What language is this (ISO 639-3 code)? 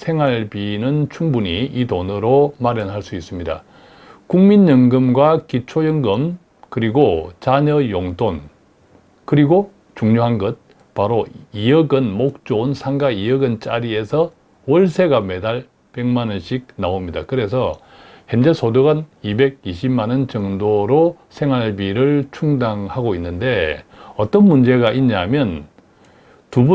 kor